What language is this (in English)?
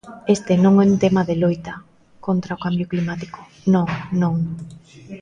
Galician